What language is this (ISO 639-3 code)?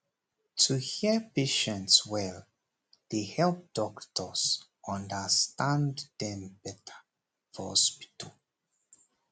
pcm